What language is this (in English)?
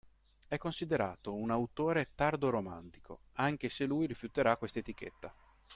Italian